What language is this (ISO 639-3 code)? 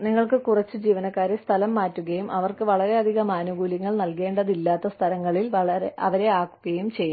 mal